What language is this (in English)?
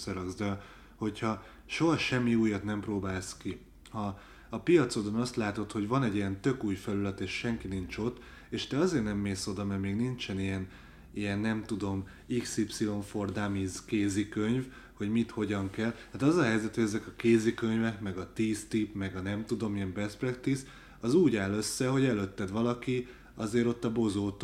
Hungarian